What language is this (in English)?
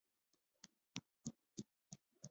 Chinese